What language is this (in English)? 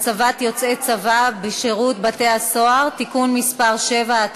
Hebrew